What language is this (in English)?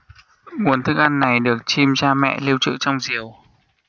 Vietnamese